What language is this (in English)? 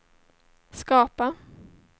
Swedish